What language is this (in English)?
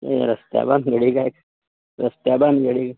Konkani